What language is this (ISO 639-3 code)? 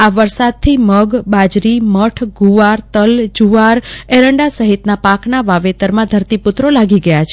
guj